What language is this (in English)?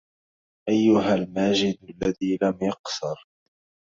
Arabic